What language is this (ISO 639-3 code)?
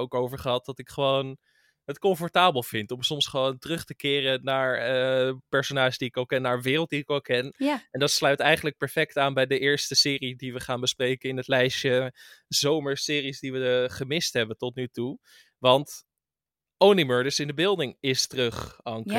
nld